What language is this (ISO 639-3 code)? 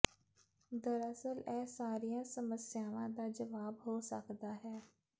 pan